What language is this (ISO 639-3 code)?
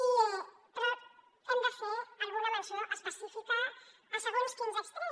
cat